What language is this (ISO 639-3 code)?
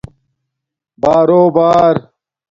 dmk